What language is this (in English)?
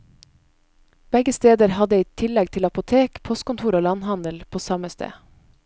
Norwegian